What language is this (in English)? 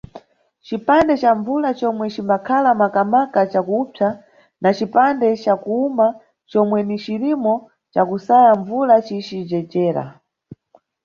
Nyungwe